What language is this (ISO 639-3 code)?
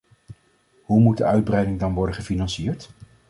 nld